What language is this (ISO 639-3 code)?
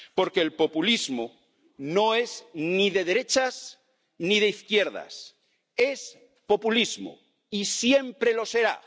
spa